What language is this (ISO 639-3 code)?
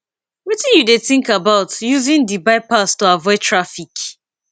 pcm